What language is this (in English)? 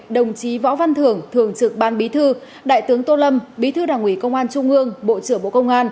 Vietnamese